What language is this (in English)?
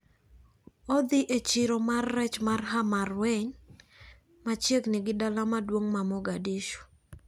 Luo (Kenya and Tanzania)